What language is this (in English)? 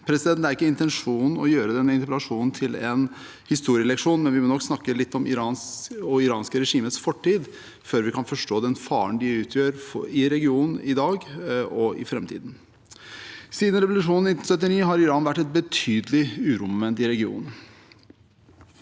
Norwegian